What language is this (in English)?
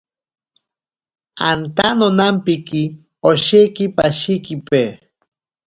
Ashéninka Perené